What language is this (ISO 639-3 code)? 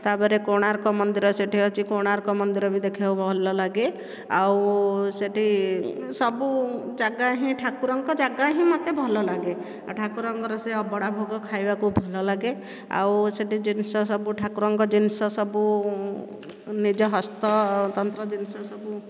ori